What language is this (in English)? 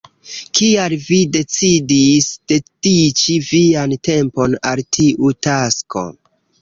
Esperanto